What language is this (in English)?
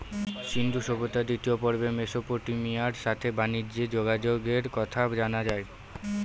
Bangla